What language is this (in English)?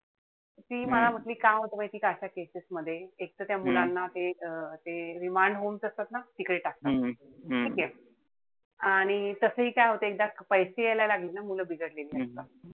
Marathi